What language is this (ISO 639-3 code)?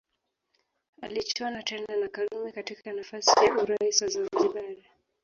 swa